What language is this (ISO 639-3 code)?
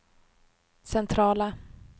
swe